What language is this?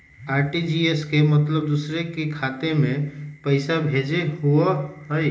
Magahi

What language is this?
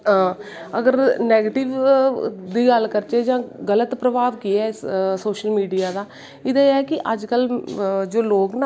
Dogri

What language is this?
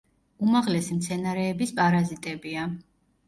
Georgian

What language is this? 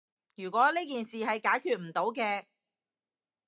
Cantonese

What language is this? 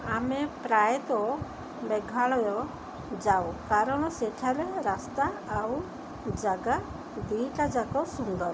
Odia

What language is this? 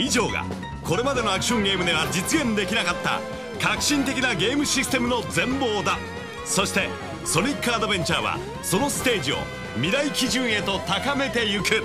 Japanese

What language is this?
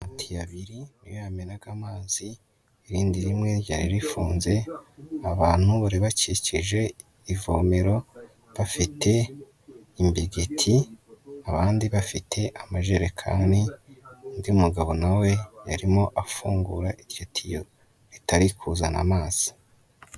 Kinyarwanda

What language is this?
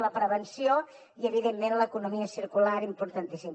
Catalan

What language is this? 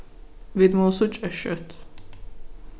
Faroese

